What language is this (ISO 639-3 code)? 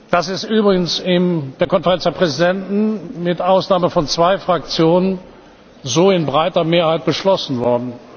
deu